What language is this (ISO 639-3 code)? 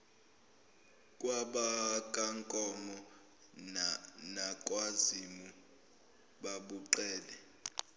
zul